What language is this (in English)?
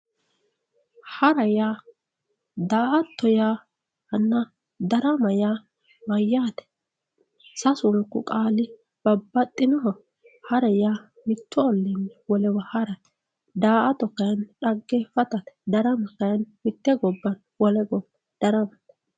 Sidamo